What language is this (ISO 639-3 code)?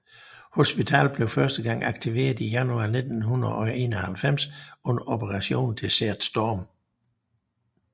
dan